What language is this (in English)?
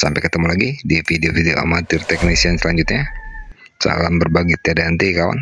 Indonesian